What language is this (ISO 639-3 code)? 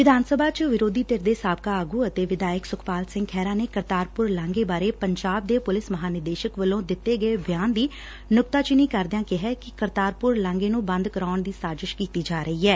pan